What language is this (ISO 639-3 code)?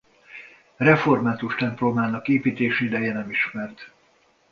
hun